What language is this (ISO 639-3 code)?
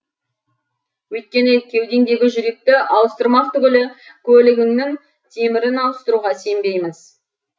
kaz